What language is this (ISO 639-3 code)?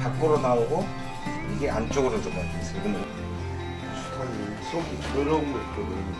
kor